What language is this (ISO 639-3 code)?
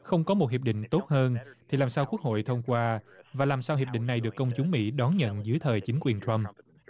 vie